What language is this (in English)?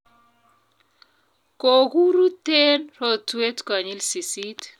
Kalenjin